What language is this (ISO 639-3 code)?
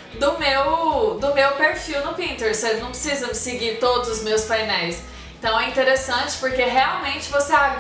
por